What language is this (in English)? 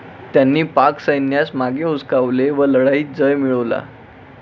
Marathi